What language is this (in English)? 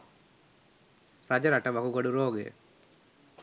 Sinhala